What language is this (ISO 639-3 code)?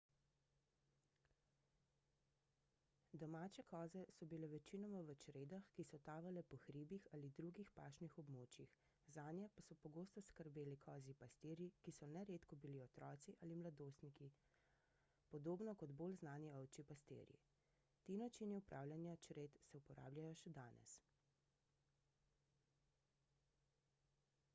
slv